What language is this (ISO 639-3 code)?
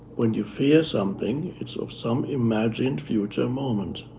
eng